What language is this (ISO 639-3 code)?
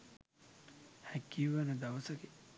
sin